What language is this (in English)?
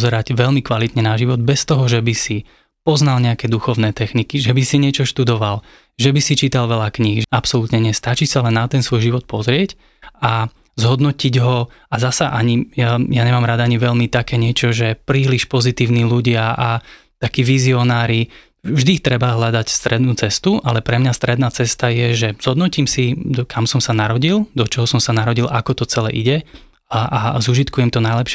Slovak